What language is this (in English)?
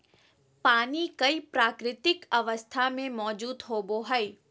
Magahi